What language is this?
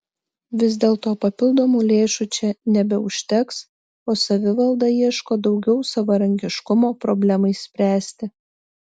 Lithuanian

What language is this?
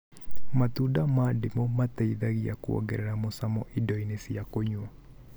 Kikuyu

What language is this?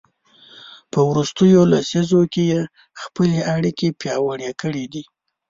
Pashto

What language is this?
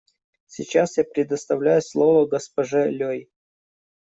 Russian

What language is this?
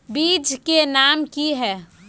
Magahi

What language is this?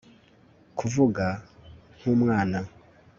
Kinyarwanda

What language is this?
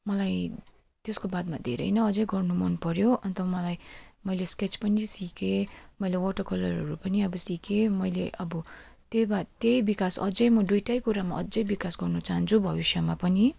Nepali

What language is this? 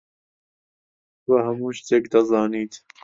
Central Kurdish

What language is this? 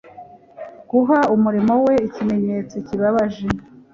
Kinyarwanda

